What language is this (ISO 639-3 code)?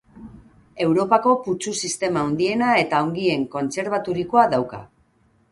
eus